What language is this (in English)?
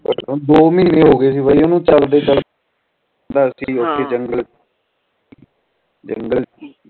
Punjabi